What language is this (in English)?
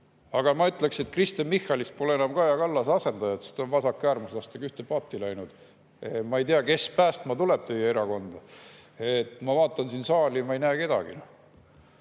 Estonian